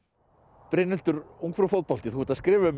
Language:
Icelandic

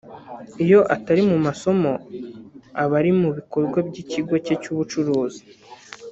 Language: Kinyarwanda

